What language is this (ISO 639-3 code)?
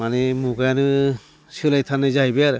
brx